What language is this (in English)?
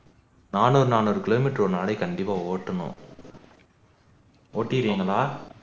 Tamil